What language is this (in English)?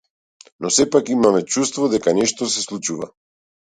Macedonian